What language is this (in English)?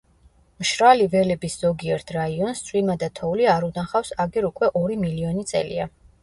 Georgian